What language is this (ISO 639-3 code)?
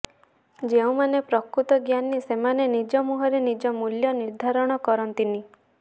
ori